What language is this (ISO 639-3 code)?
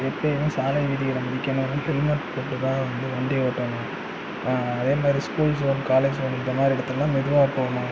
tam